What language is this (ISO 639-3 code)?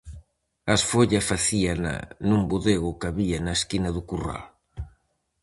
glg